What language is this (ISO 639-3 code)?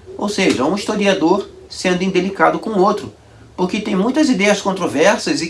por